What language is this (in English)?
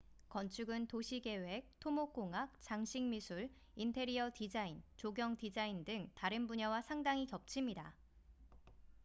Korean